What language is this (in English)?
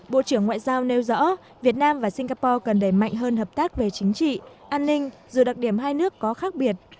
Vietnamese